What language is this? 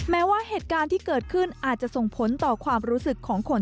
Thai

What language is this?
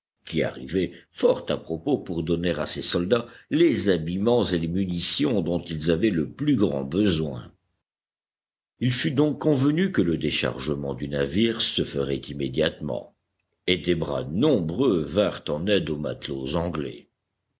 French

